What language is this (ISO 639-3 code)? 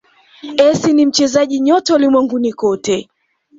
swa